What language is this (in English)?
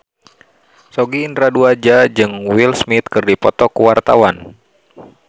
Sundanese